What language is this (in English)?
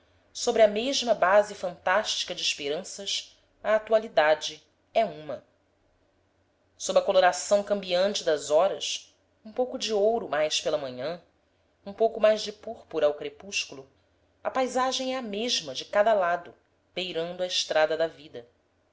Portuguese